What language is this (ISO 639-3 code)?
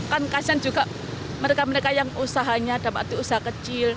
ind